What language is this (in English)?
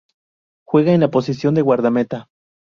Spanish